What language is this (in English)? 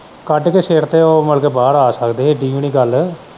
Punjabi